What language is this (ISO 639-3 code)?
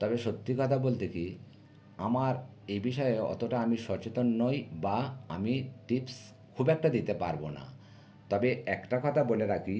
ben